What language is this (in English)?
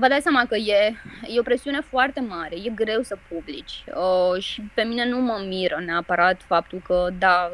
Romanian